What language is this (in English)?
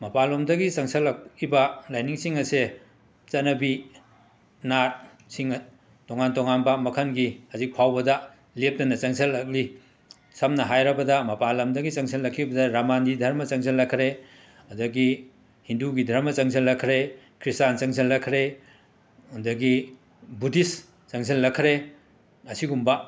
Manipuri